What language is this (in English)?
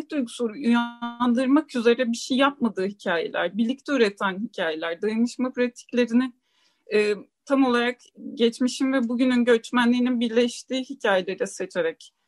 Turkish